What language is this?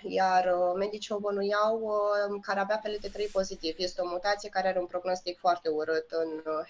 Romanian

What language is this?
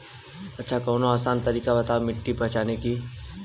Bhojpuri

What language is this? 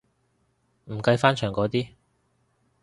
Cantonese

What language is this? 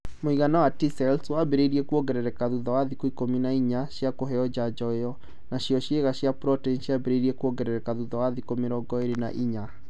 Kikuyu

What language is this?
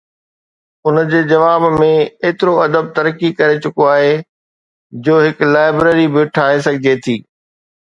Sindhi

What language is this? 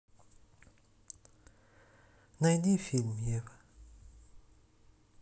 Russian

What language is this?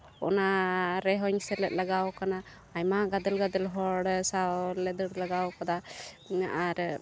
Santali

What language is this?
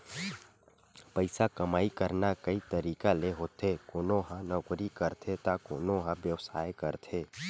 Chhattisgarhi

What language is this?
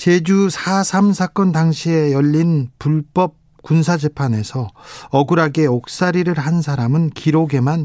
Korean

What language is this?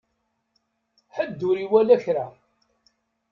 Kabyle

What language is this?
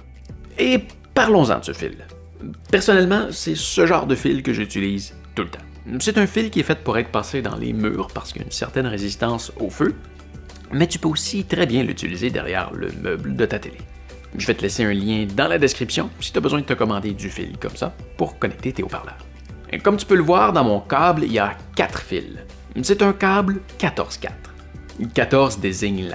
French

